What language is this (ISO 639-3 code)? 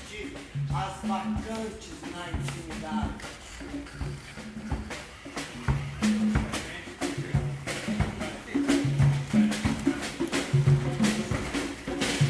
por